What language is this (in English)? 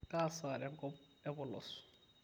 Masai